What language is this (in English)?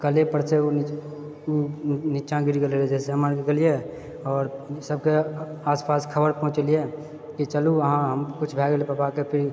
Maithili